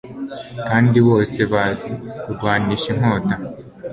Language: Kinyarwanda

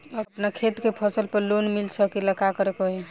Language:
Bhojpuri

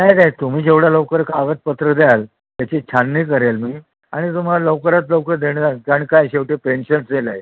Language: Marathi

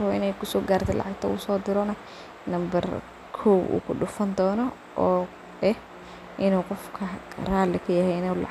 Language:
Somali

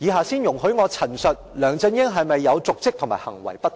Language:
Cantonese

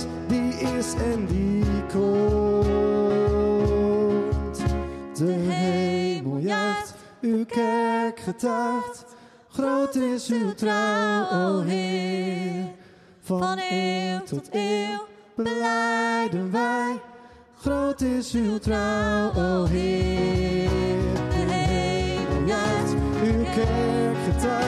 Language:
Dutch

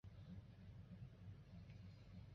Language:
Chinese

